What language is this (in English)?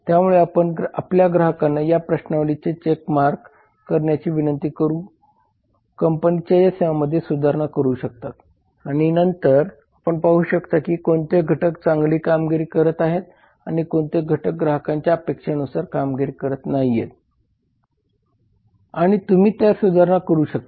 Marathi